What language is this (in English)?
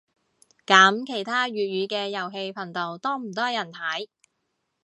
Cantonese